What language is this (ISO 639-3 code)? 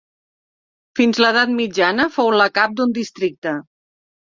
cat